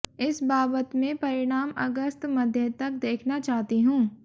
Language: Hindi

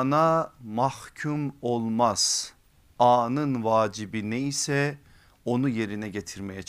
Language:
Turkish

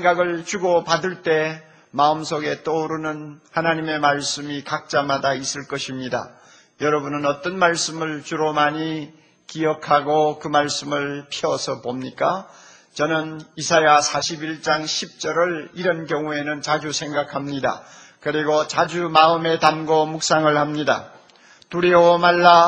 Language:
Korean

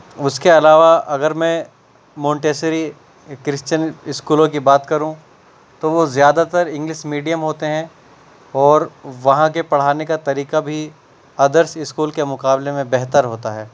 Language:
Urdu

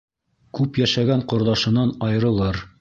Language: Bashkir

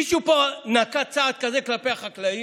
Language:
Hebrew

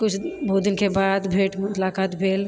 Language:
Maithili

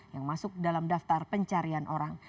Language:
Indonesian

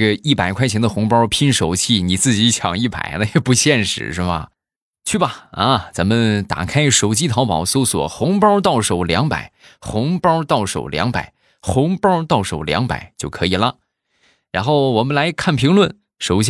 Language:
Chinese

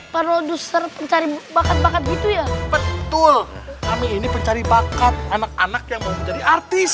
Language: Indonesian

